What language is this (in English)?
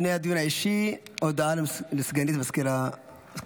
Hebrew